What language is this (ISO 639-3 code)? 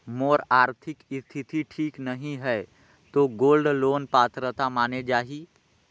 hne